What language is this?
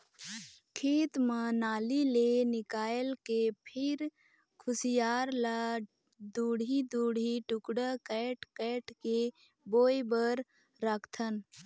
Chhattisgarhi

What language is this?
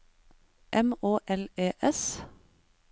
Norwegian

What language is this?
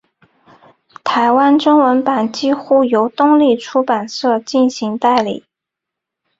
Chinese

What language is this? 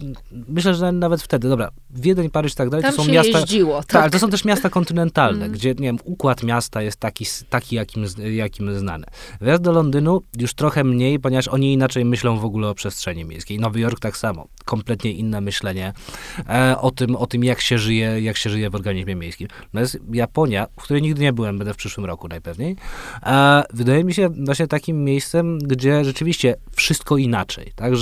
Polish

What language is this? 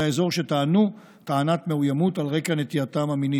Hebrew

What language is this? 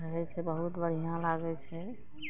Maithili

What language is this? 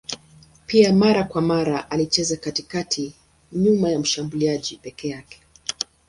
Swahili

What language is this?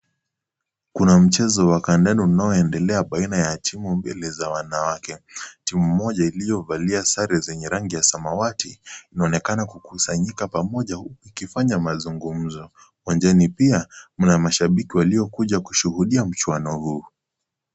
Swahili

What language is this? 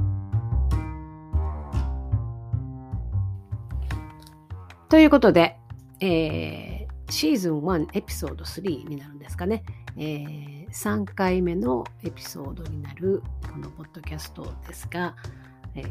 Japanese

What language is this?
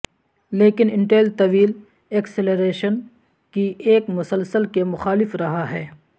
Urdu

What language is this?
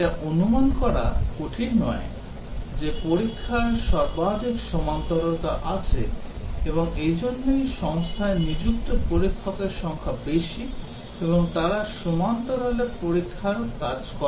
Bangla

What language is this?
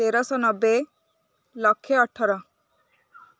Odia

